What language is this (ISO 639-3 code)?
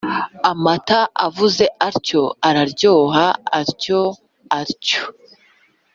kin